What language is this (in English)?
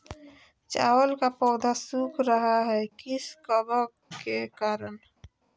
Magahi